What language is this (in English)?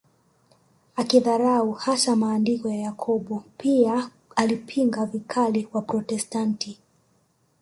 Swahili